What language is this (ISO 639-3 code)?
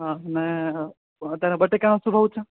guj